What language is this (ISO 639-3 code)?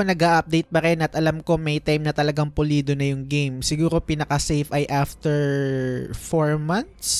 fil